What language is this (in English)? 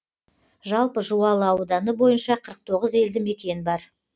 Kazakh